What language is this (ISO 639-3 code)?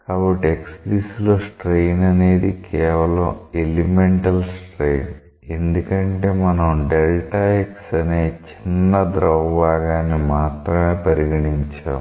tel